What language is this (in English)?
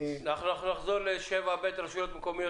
Hebrew